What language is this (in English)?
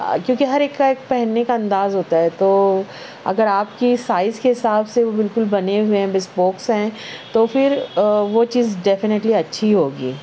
Urdu